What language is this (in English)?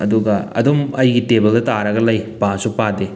Manipuri